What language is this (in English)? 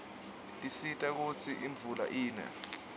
Swati